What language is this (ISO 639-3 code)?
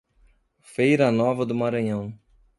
por